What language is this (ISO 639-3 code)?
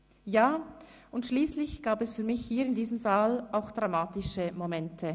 gsw